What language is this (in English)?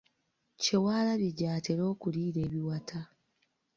Ganda